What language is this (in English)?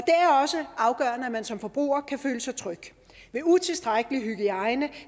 Danish